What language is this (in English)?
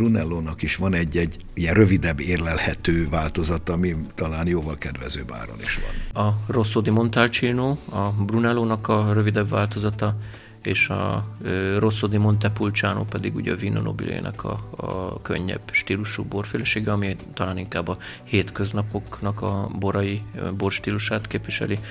Hungarian